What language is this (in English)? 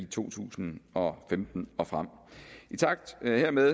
Danish